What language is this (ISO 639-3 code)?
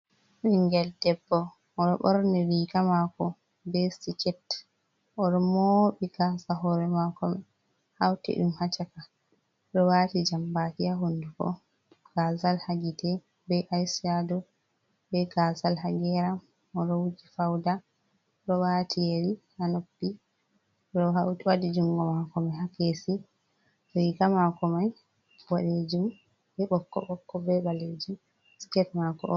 ful